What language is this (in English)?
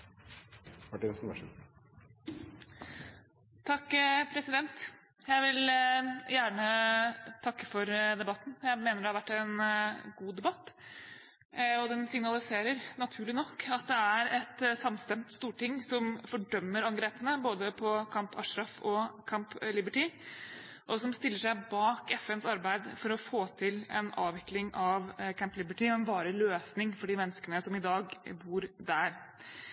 Norwegian